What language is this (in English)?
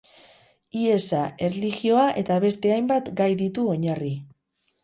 Basque